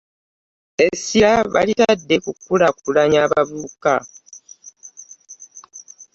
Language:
Ganda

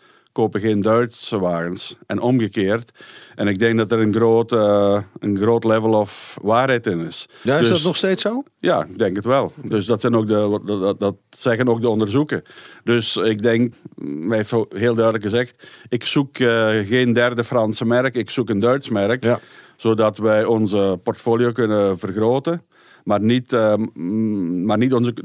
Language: Dutch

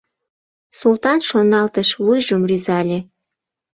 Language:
Mari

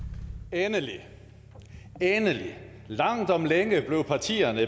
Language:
Danish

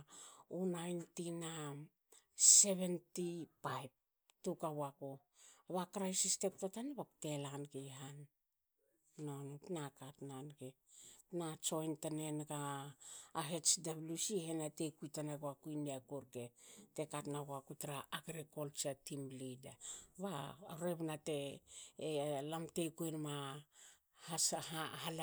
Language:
Hakö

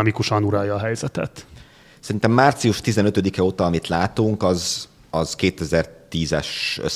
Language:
Hungarian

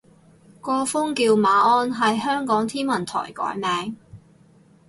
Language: Cantonese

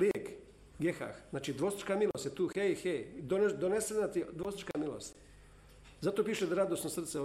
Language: Croatian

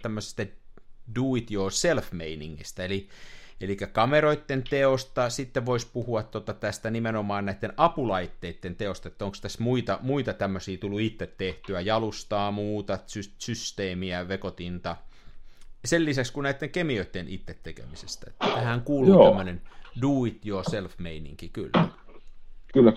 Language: Finnish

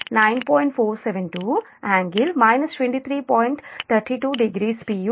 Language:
Telugu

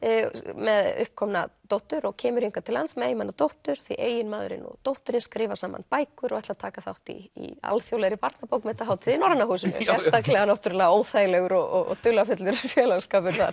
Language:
Icelandic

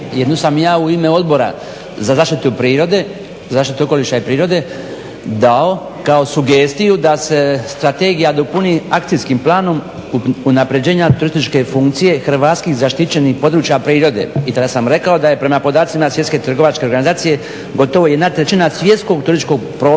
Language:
Croatian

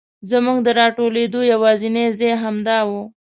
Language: Pashto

